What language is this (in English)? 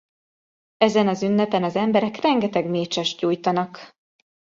Hungarian